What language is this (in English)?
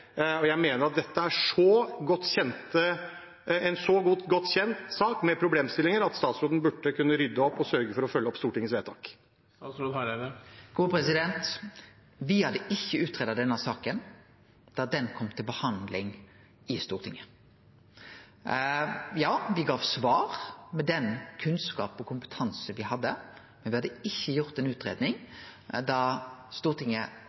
Norwegian